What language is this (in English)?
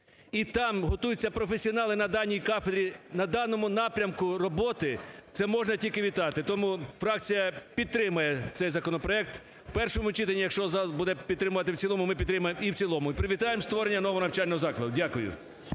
Ukrainian